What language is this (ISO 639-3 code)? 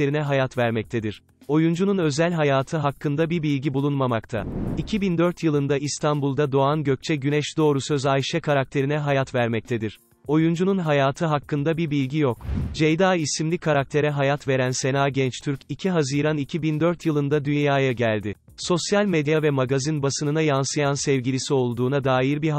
tur